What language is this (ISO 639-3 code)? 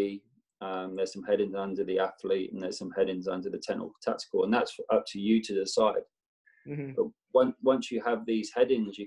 eng